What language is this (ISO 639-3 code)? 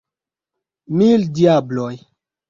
epo